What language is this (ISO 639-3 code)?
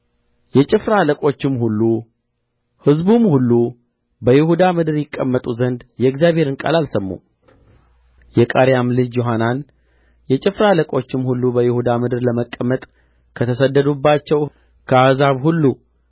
amh